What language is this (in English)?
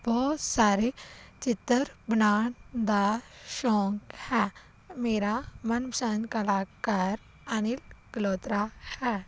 Punjabi